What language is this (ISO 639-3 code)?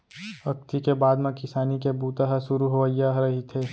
hne